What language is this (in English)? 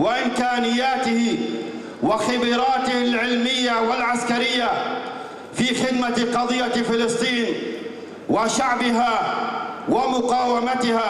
Arabic